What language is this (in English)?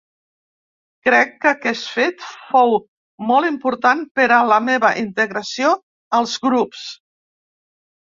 Catalan